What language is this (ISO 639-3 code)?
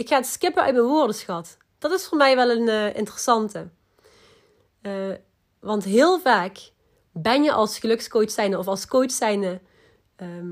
nld